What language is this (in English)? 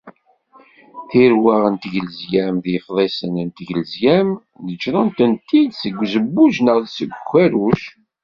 Kabyle